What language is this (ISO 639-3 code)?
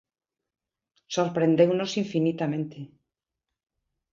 glg